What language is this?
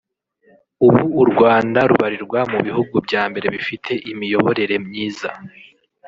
Kinyarwanda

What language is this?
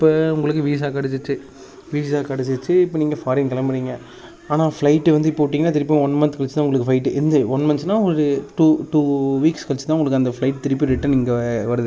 Tamil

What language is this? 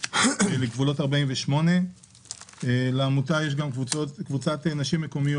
Hebrew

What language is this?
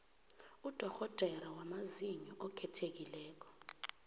South Ndebele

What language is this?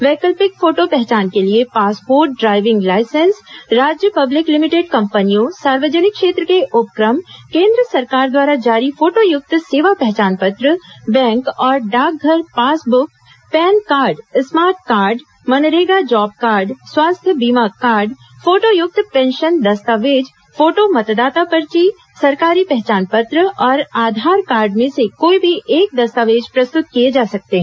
Hindi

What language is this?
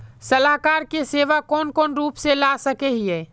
Magahi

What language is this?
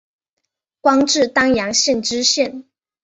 Chinese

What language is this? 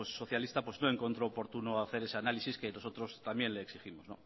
Spanish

